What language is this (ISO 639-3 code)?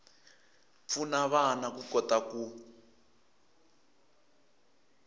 tso